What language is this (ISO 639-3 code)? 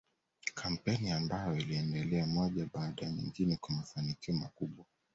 swa